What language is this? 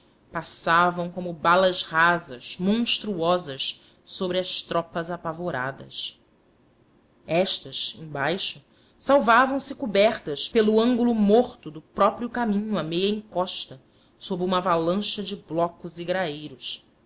Portuguese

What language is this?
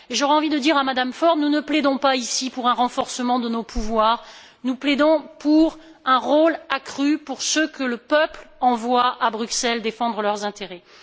French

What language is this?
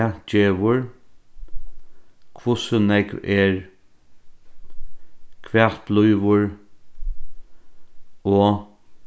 Faroese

